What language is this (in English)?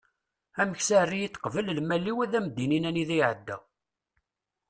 Kabyle